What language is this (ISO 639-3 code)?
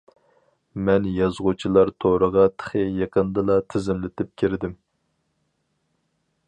uig